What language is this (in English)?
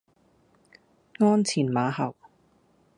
Cantonese